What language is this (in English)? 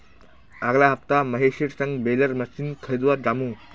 Magahi